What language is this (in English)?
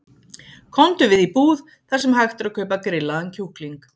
Icelandic